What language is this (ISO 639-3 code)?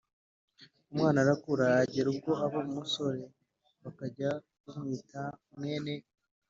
kin